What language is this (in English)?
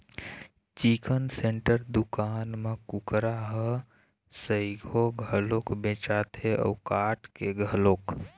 Chhattisgarhi